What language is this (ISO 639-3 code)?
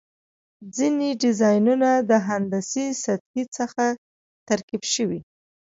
pus